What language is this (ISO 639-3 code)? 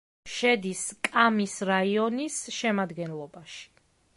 kat